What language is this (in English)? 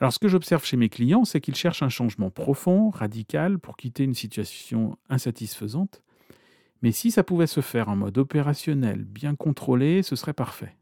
French